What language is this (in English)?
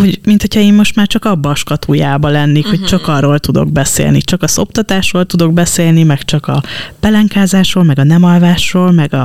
Hungarian